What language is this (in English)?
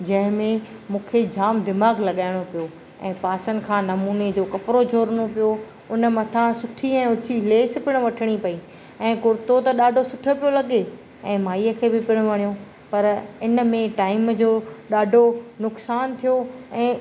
Sindhi